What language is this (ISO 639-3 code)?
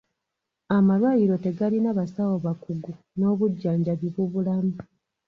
lug